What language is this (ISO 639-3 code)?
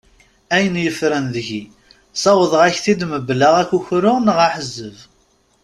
kab